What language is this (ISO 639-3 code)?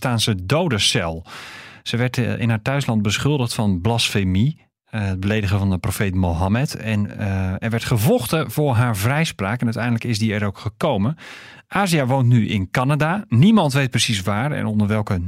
nld